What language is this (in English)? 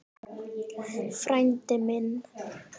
Icelandic